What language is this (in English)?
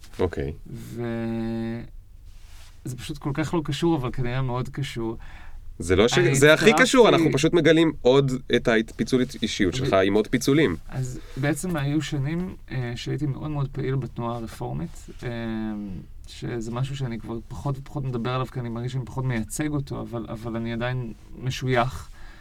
Hebrew